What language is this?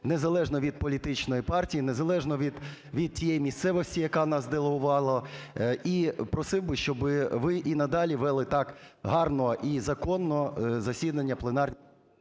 Ukrainian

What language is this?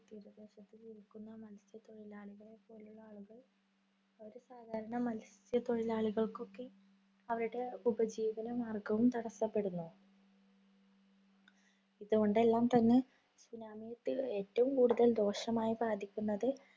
Malayalam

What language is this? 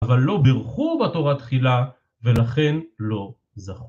Hebrew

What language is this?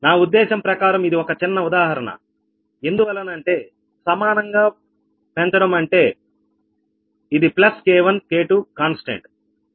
Telugu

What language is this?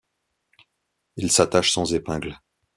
French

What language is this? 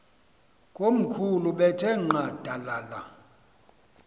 Xhosa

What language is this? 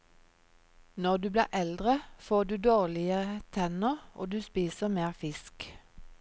Norwegian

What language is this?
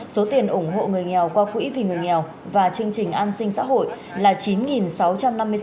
Vietnamese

